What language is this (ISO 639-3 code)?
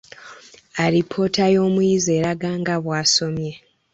lug